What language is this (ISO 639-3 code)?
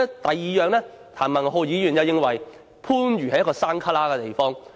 yue